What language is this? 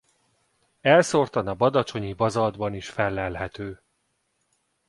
Hungarian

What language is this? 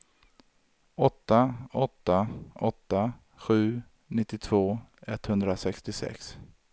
Swedish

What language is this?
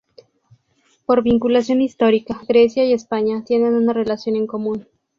Spanish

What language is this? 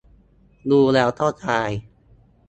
Thai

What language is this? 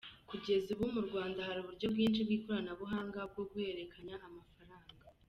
Kinyarwanda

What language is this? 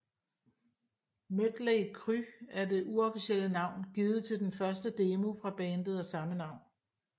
Danish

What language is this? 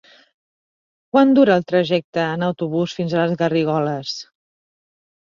Catalan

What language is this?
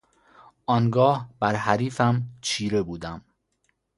Persian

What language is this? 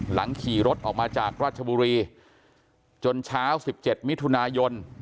Thai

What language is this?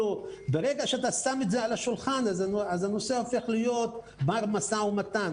Hebrew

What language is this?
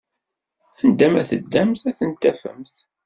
Kabyle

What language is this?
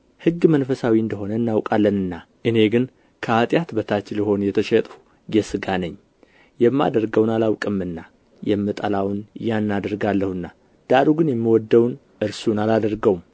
Amharic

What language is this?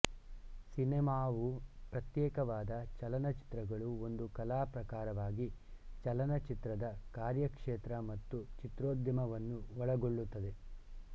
Kannada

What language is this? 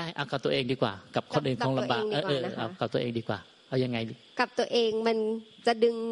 Thai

